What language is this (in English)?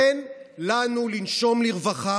Hebrew